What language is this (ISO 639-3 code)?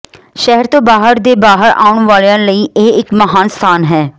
pan